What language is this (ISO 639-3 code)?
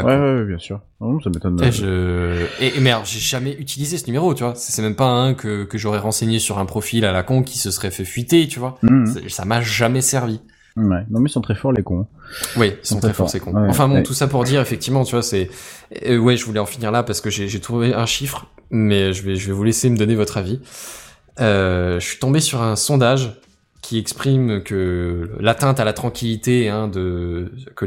fra